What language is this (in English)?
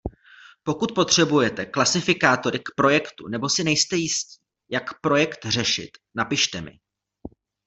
Czech